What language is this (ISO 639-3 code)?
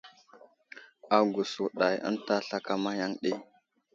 udl